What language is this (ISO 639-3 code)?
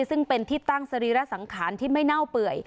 tha